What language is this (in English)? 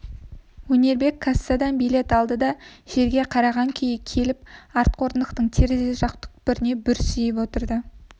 Kazakh